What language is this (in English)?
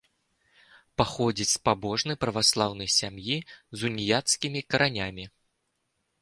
Belarusian